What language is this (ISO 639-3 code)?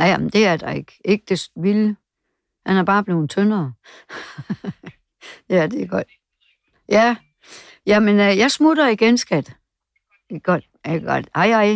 dan